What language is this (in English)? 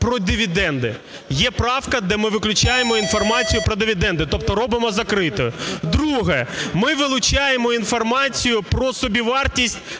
Ukrainian